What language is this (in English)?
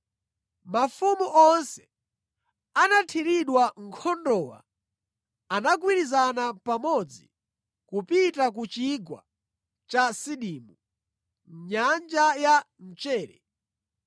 Nyanja